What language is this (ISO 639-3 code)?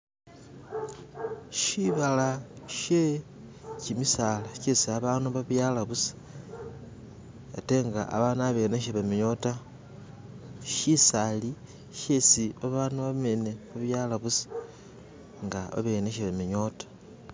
myx